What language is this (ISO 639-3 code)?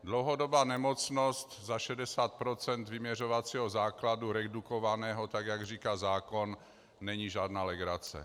ces